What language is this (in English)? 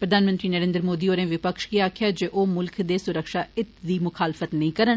Dogri